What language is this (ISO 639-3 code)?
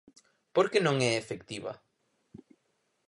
glg